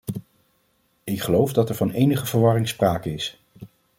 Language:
Dutch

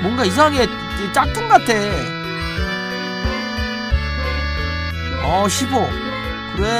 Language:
Korean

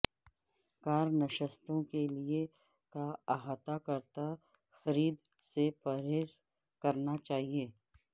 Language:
Urdu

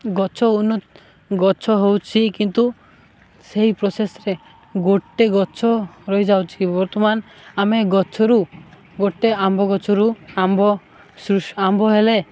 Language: Odia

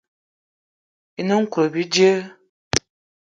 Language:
Eton (Cameroon)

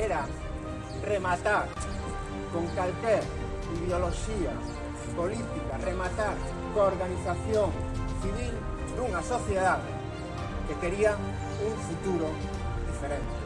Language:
Spanish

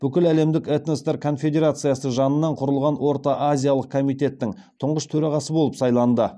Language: Kazakh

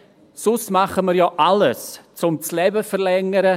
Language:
Swiss German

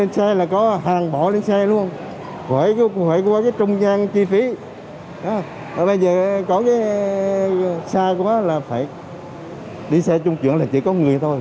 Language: Vietnamese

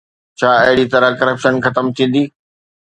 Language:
Sindhi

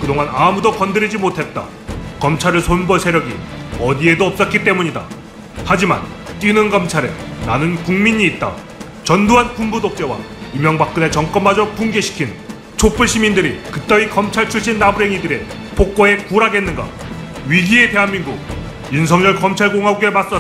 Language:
Korean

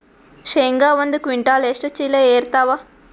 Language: Kannada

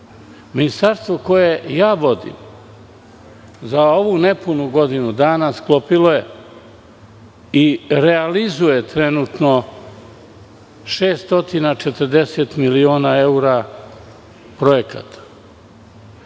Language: Serbian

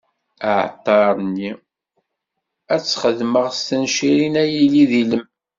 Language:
Kabyle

